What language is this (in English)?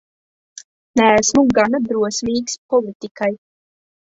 Latvian